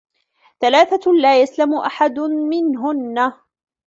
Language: Arabic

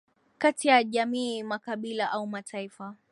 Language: Swahili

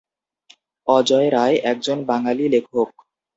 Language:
Bangla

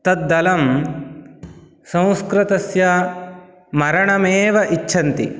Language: Sanskrit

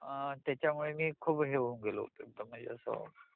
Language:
Marathi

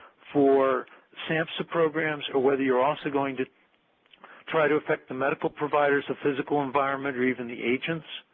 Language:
English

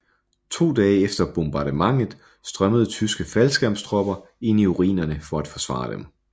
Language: Danish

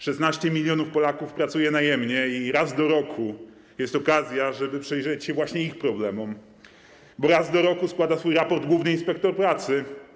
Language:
Polish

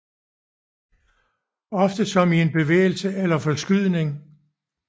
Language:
Danish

